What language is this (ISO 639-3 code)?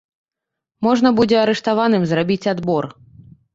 bel